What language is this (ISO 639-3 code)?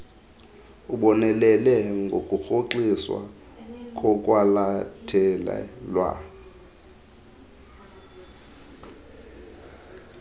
xho